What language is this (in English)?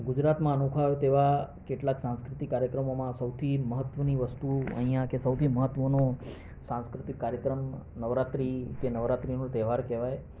Gujarati